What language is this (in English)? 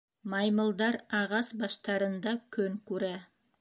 Bashkir